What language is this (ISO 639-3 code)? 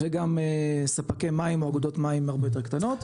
heb